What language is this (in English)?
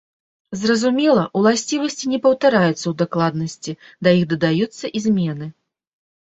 Belarusian